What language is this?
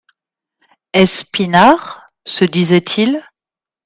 French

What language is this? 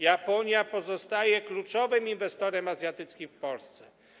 Polish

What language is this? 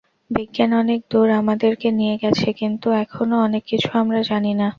Bangla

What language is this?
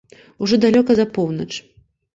Belarusian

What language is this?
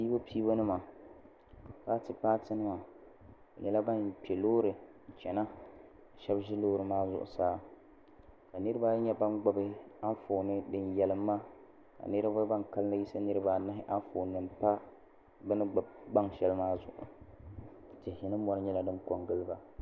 Dagbani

